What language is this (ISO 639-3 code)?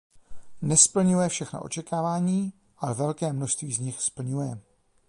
ces